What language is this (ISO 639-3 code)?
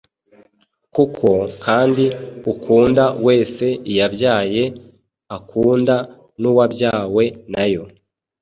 kin